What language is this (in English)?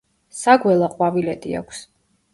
Georgian